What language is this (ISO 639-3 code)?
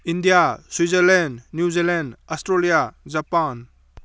mni